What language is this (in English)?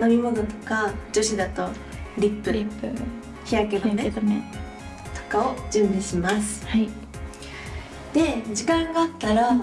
Japanese